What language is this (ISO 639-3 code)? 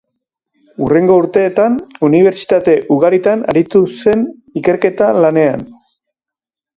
eus